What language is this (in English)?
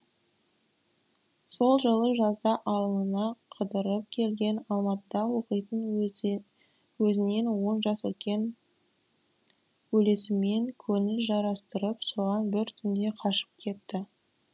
Kazakh